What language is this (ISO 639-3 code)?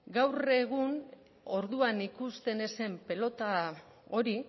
eus